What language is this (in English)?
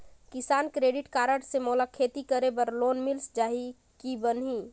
Chhattisgarhi